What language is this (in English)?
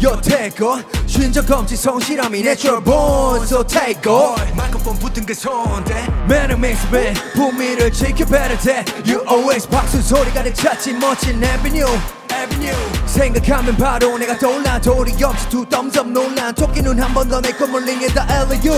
Korean